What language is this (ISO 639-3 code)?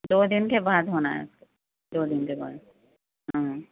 urd